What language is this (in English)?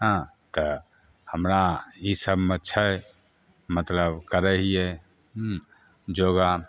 Maithili